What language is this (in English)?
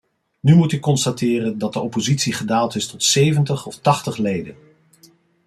Dutch